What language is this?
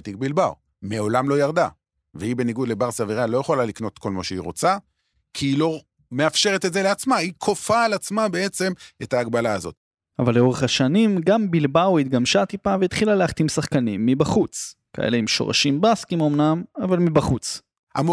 Hebrew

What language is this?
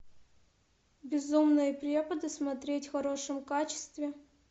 Russian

